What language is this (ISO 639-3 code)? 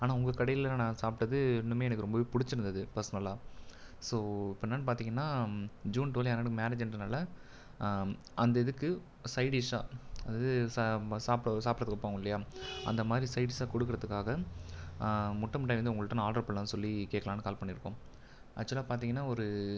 tam